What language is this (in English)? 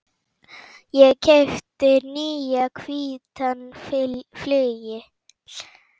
Icelandic